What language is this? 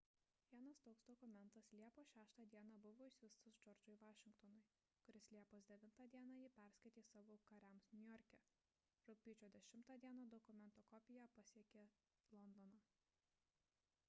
Lithuanian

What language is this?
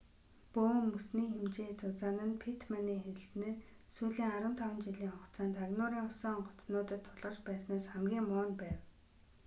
Mongolian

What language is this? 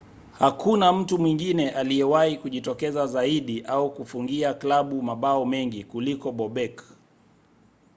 Swahili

